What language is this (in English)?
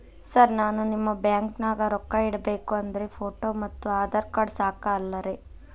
Kannada